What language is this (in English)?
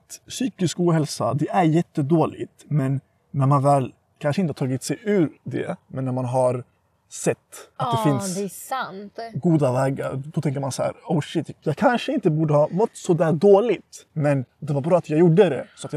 Swedish